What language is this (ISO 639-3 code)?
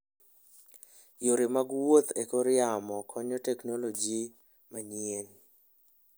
luo